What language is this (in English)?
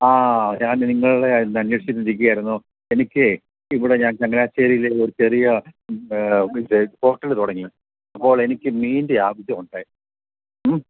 Malayalam